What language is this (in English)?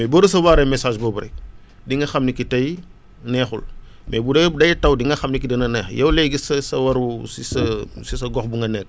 Wolof